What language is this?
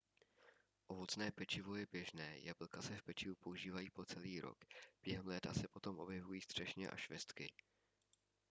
Czech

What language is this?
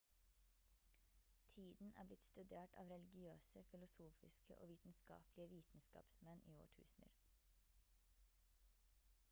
Norwegian Bokmål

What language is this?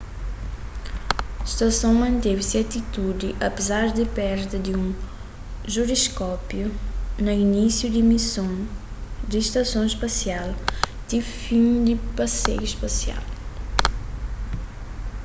Kabuverdianu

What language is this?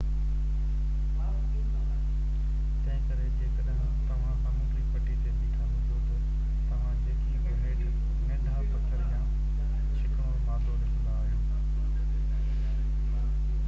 Sindhi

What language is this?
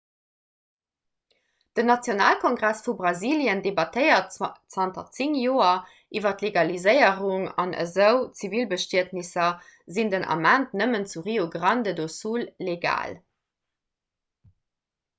Luxembourgish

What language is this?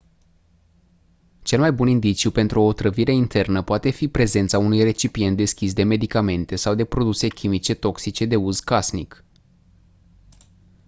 Romanian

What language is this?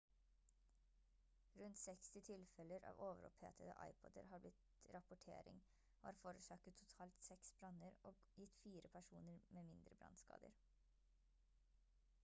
Norwegian Bokmål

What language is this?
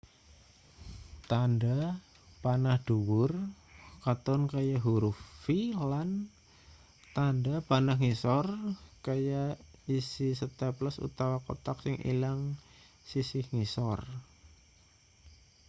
Javanese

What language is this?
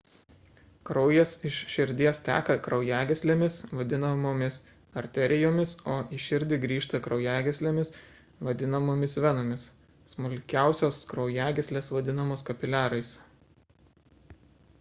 Lithuanian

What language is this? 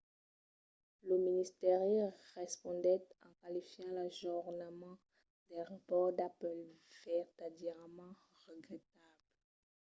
Occitan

